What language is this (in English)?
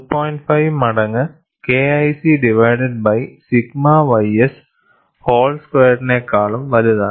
Malayalam